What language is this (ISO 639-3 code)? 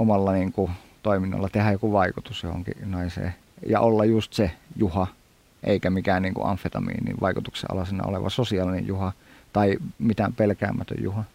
fin